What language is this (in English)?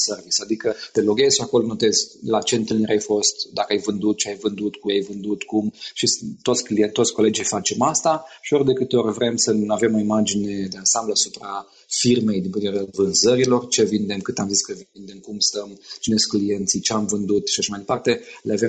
Romanian